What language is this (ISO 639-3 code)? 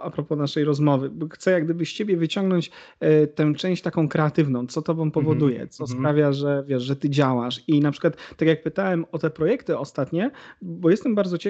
pol